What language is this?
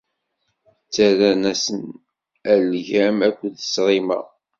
Kabyle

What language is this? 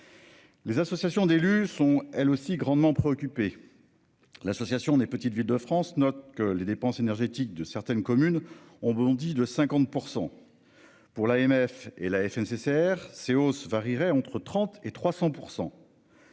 French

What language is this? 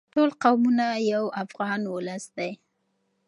Pashto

